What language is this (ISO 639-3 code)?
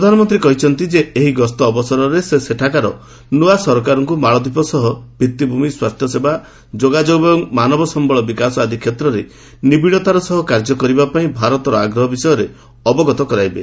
ori